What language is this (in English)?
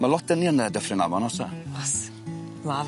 Welsh